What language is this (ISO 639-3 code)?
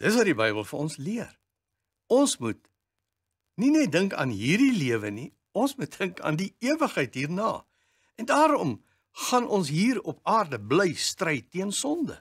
nld